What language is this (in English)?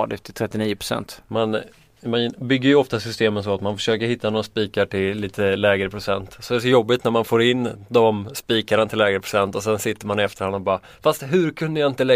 Swedish